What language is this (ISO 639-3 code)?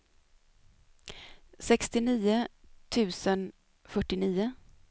swe